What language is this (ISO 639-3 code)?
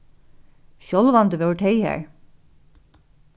fao